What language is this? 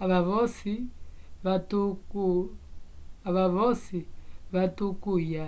Umbundu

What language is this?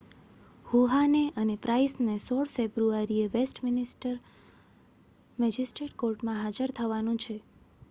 Gujarati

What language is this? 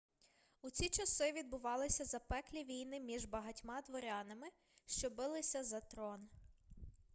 Ukrainian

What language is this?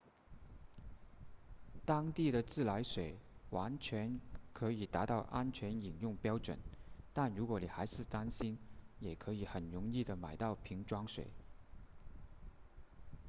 Chinese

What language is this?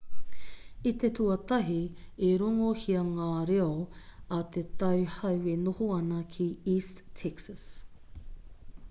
Māori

